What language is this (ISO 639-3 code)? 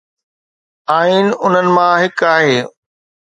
snd